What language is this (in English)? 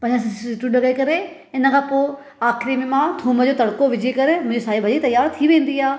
Sindhi